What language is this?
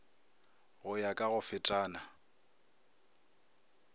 Northern Sotho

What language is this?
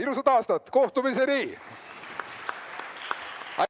Estonian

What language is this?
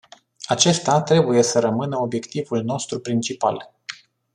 Romanian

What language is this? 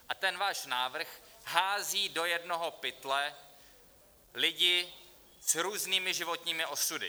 Czech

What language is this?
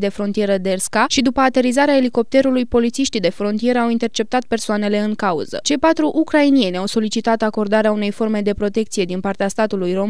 Romanian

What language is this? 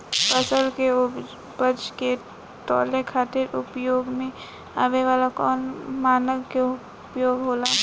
Bhojpuri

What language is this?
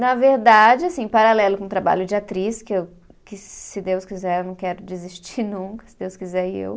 Portuguese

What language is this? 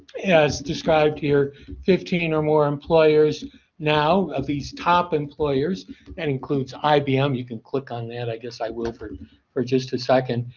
English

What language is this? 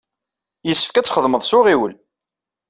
Kabyle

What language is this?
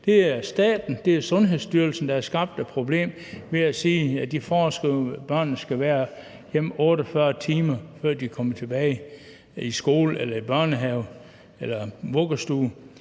Danish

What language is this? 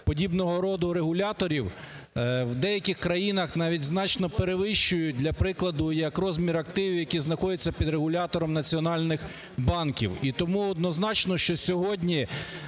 Ukrainian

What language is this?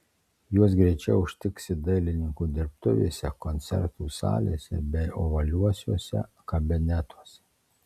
Lithuanian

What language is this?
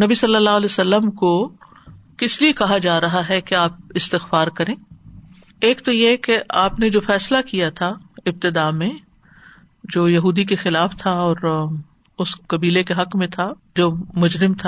Urdu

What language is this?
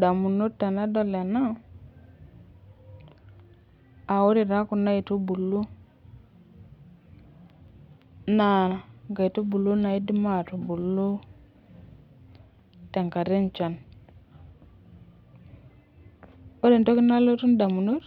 Masai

